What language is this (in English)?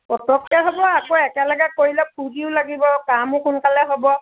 Assamese